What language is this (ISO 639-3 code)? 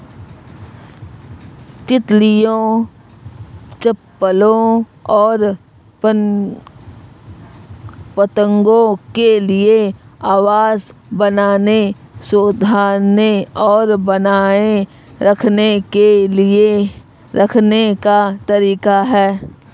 hin